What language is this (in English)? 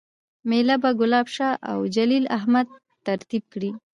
Pashto